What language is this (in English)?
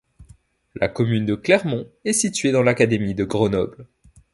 French